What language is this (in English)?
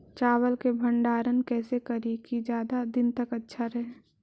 Magahi